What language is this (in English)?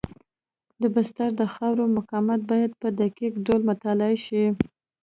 Pashto